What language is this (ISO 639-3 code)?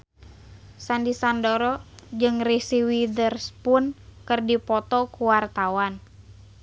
sun